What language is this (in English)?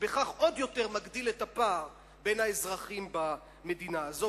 Hebrew